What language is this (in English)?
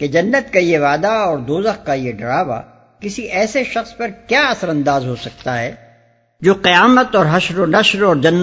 Urdu